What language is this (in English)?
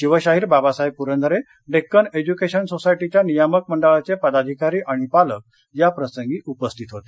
Marathi